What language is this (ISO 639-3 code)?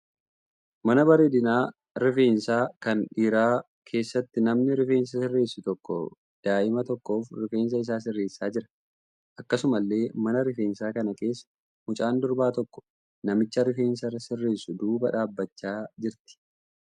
orm